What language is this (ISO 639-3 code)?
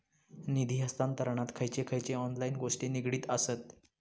mar